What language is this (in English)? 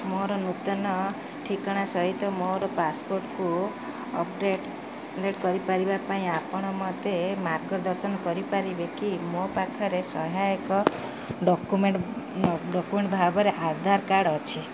Odia